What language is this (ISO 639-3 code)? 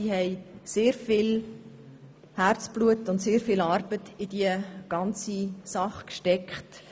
gsw